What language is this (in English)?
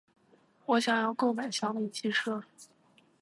Chinese